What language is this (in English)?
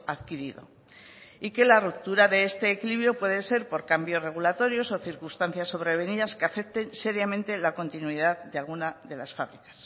Spanish